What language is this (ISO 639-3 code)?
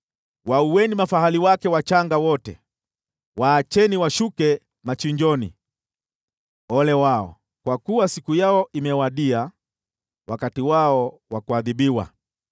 swa